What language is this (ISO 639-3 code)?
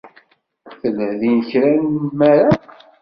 kab